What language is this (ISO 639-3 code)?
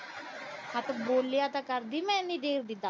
pan